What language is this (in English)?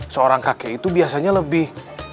Indonesian